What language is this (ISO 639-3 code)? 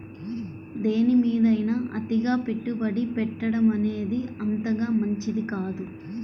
tel